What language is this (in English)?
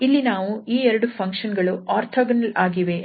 Kannada